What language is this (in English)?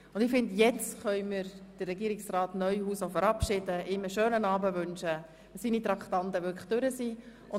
Swiss German